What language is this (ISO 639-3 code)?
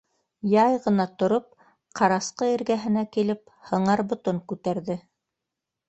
bak